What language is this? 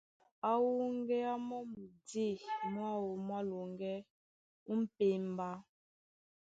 Duala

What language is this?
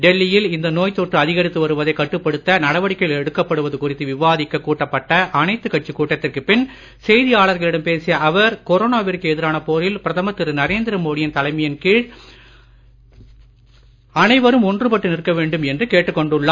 Tamil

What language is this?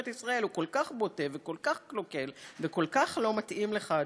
Hebrew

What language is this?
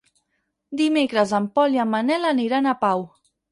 Catalan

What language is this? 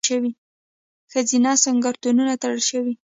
Pashto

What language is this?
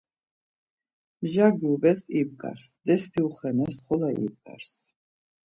Laz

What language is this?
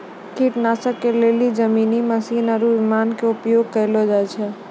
Maithili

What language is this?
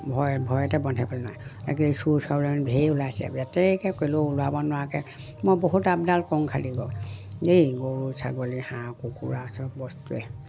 Assamese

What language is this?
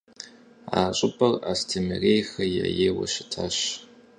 Kabardian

